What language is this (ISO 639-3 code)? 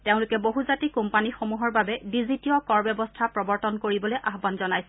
asm